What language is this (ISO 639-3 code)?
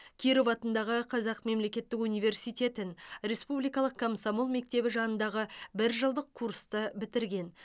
kaz